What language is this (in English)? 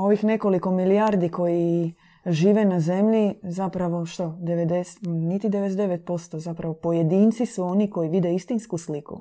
Croatian